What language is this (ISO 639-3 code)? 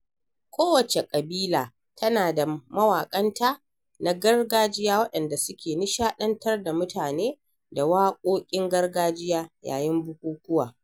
hau